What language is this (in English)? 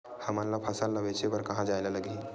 Chhattisgarhi